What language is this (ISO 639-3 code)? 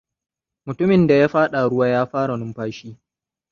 hau